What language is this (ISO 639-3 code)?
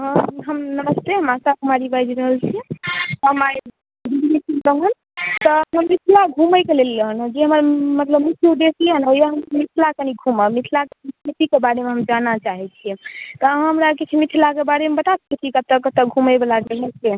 mai